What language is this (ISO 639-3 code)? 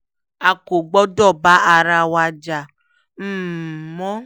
yor